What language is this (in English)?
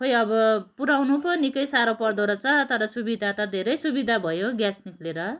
Nepali